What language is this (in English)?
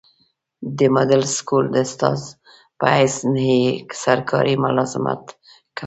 Pashto